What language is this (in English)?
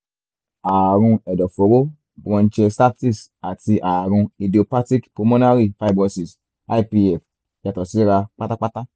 Yoruba